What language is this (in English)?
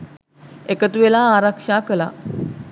Sinhala